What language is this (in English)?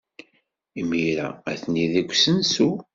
Kabyle